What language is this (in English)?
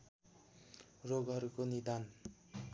Nepali